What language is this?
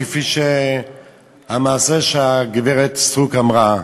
Hebrew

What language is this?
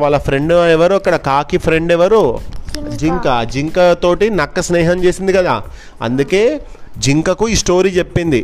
Telugu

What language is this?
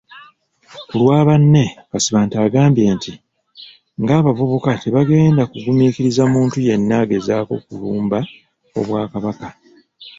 Ganda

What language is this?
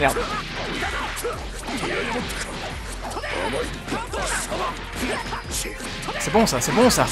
French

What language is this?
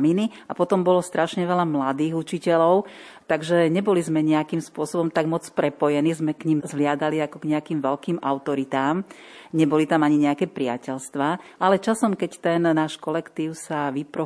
Slovak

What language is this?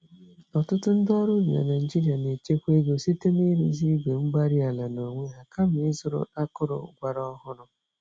Igbo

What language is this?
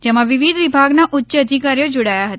Gujarati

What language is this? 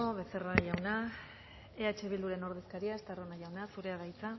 Basque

